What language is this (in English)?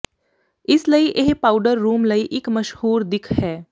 Punjabi